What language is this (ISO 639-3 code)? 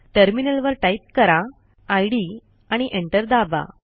mar